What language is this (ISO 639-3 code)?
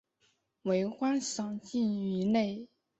zho